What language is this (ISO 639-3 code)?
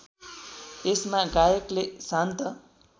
nep